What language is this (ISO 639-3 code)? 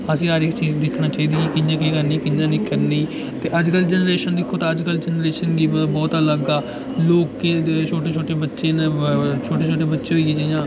doi